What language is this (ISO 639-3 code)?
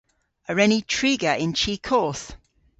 cor